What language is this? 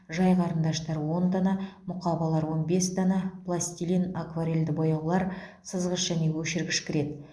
Kazakh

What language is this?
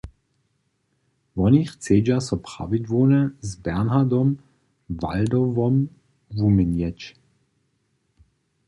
Upper Sorbian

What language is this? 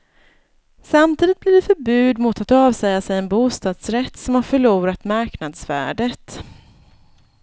Swedish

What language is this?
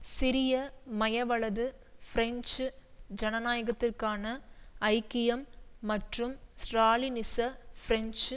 Tamil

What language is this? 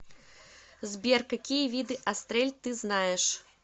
Russian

